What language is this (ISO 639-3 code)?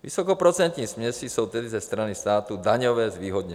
ces